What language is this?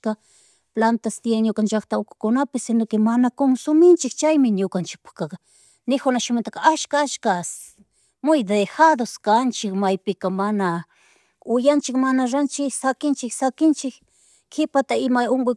Chimborazo Highland Quichua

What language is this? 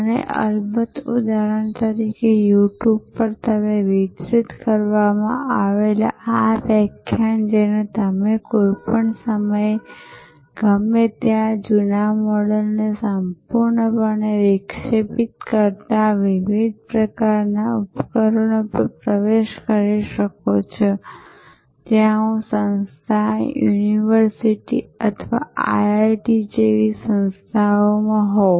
Gujarati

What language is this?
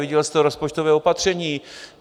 Czech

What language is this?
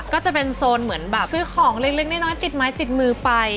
Thai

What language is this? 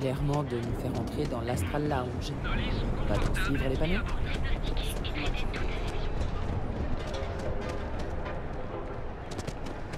French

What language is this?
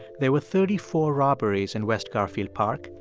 English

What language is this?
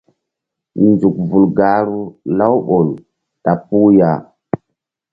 Mbum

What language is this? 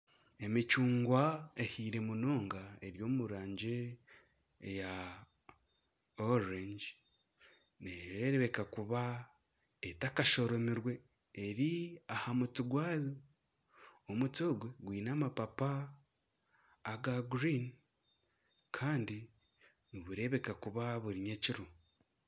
Nyankole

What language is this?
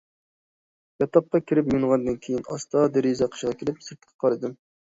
Uyghur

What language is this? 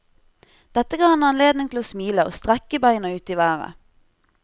Norwegian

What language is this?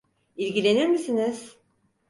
Turkish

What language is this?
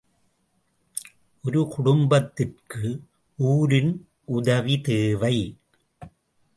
Tamil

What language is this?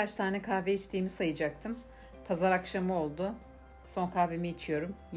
Turkish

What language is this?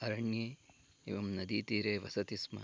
Sanskrit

